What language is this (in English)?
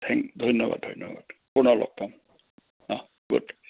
Assamese